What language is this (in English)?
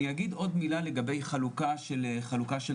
Hebrew